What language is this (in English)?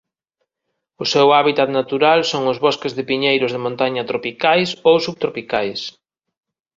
Galician